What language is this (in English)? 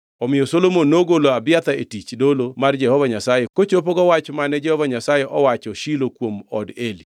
Luo (Kenya and Tanzania)